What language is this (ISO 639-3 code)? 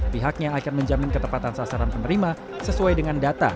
ind